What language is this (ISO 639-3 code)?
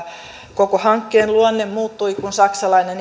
fin